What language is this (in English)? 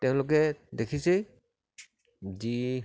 Assamese